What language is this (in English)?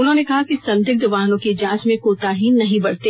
Hindi